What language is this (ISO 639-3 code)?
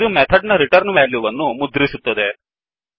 kan